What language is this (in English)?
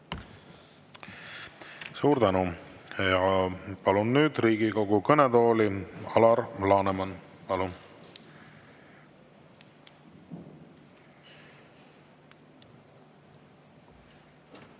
Estonian